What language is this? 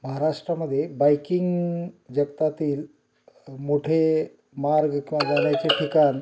Marathi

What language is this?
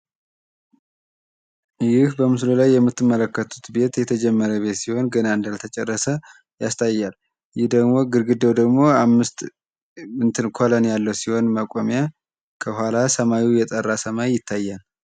Amharic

